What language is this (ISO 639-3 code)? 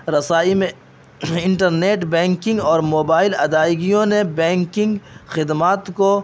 urd